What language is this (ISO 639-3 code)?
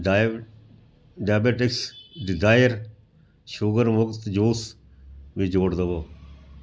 pan